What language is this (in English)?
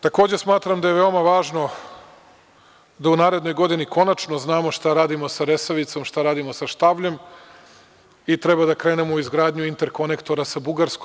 Serbian